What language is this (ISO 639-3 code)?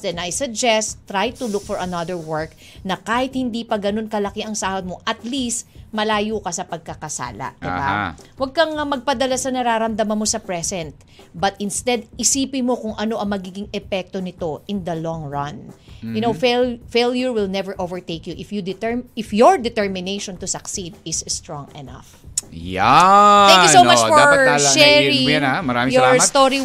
fil